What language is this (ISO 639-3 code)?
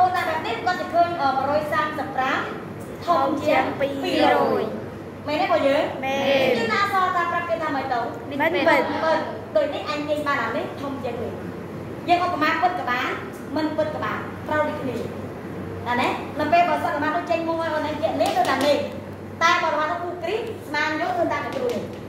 tha